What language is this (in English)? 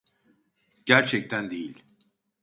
Turkish